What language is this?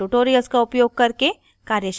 Hindi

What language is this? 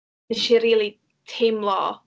Welsh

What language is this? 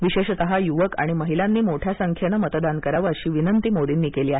Marathi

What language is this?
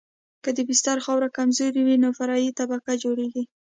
Pashto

